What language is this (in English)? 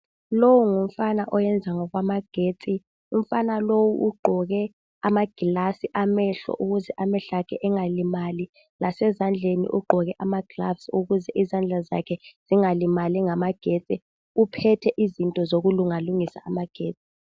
North Ndebele